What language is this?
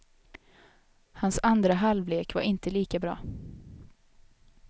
Swedish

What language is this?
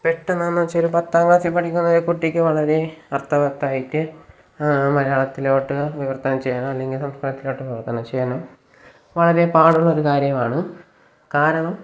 Malayalam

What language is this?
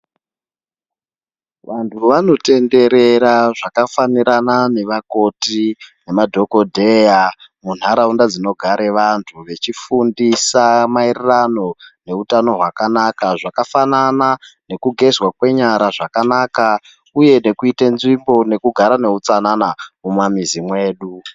Ndau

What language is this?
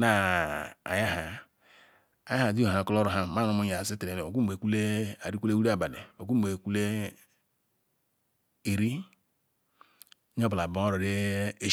Ikwere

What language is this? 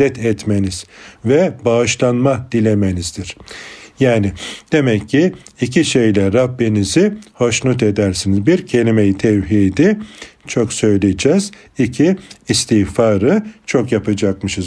Turkish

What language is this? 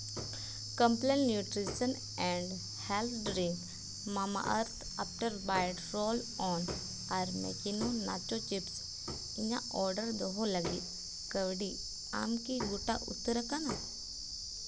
Santali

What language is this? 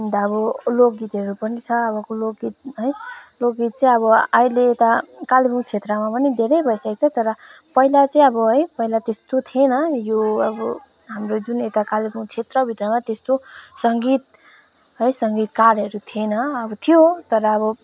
Nepali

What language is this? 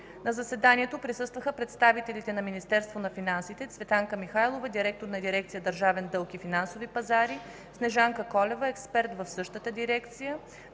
Bulgarian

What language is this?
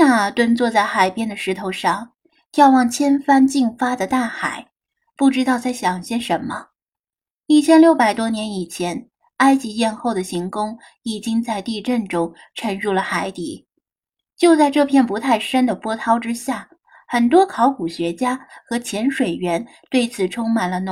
Chinese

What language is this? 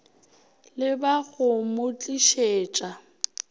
Northern Sotho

